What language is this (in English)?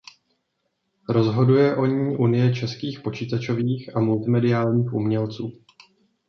Czech